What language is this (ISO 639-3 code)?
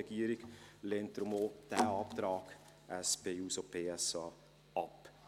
gsw